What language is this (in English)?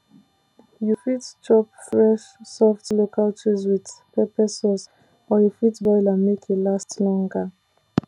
Nigerian Pidgin